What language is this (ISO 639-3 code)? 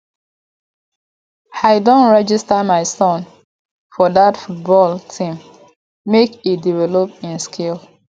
pcm